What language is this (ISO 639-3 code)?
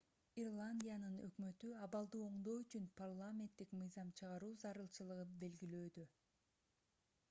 kir